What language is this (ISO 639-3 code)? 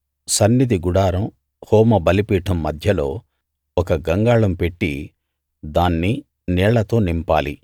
tel